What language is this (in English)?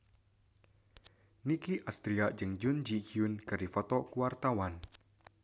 Sundanese